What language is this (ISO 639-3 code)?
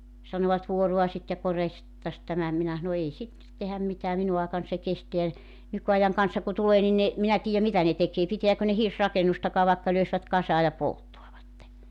fin